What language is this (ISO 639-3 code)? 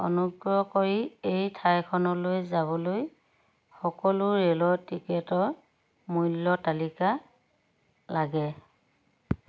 asm